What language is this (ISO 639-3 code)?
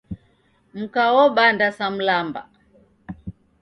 dav